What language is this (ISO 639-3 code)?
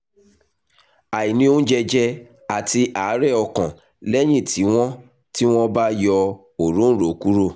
yor